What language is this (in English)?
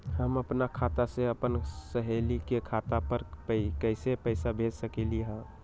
Magahi